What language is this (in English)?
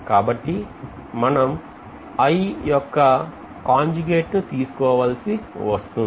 Telugu